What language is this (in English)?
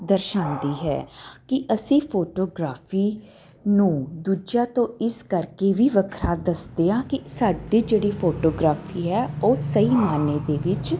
Punjabi